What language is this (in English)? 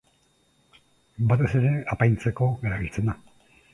Basque